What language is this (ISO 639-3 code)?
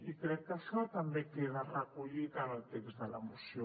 cat